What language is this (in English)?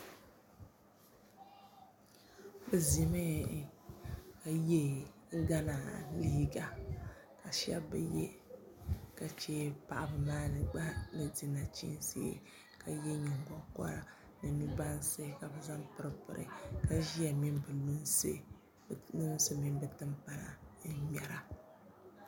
Dagbani